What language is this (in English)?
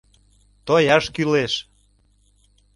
Mari